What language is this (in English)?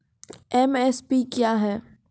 Maithili